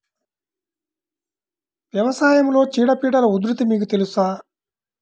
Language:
Telugu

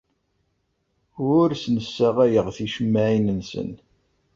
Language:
Kabyle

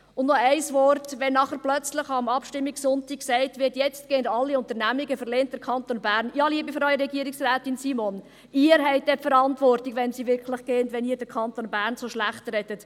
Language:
Swiss German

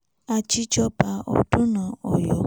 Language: Yoruba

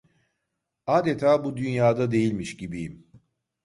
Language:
Turkish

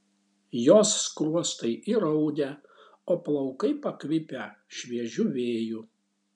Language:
Lithuanian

